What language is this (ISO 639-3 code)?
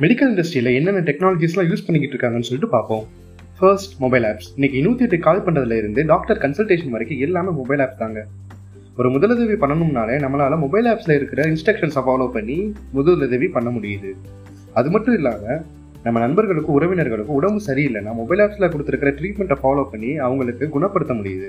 tam